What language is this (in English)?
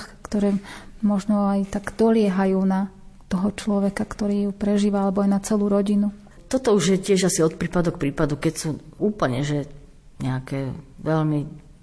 Slovak